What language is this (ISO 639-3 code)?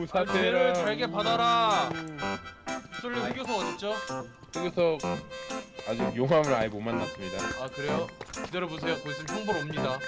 kor